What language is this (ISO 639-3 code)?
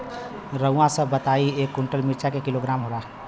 bho